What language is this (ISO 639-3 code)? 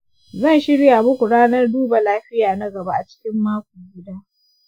hau